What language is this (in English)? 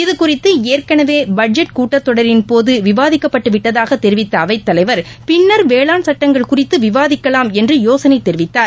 Tamil